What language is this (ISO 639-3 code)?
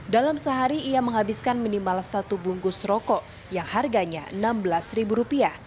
ind